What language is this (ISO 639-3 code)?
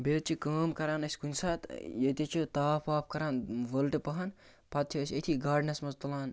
kas